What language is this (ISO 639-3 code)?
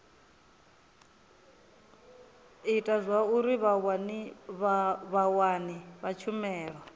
ven